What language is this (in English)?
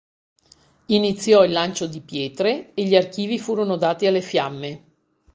Italian